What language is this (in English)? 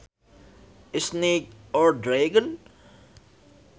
Sundanese